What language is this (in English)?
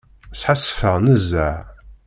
Kabyle